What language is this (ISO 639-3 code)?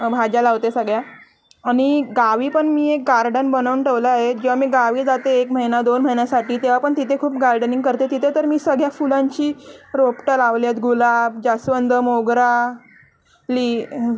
mar